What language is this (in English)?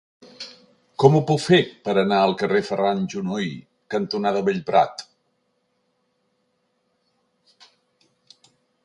Catalan